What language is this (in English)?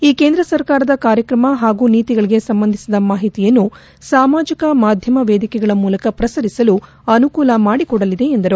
Kannada